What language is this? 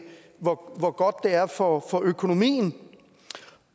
Danish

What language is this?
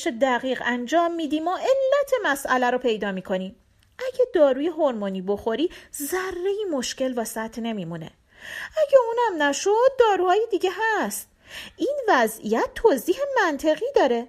Persian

